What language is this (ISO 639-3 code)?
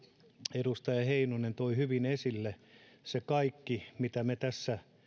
fin